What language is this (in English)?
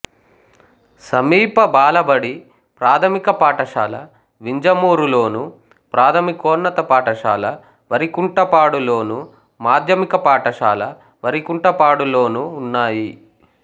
Telugu